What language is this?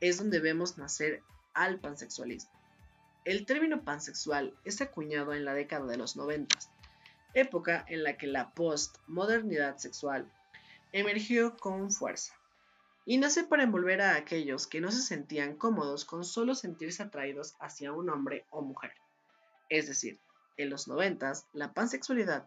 Spanish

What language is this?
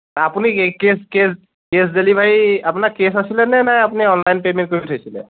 Assamese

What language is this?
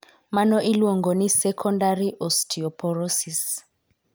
Luo (Kenya and Tanzania)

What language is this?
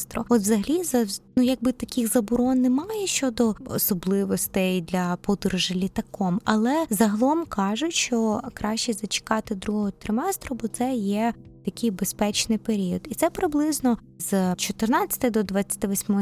Ukrainian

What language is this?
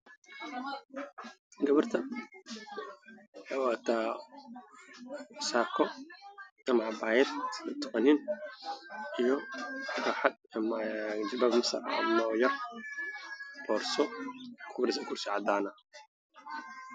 Somali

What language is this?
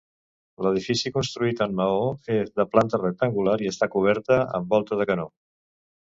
Catalan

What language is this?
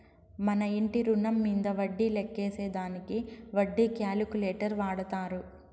Telugu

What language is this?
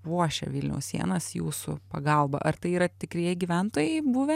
Lithuanian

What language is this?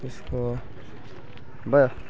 Nepali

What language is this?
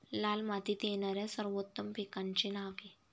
Marathi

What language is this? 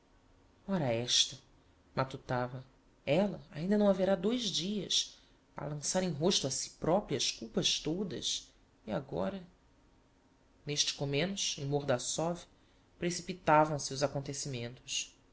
Portuguese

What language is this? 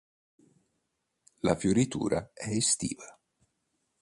Italian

